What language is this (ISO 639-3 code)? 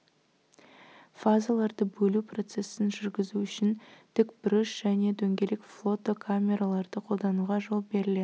kaz